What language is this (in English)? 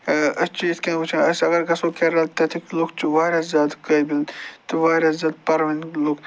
Kashmiri